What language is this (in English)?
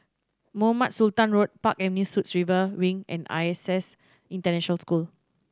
English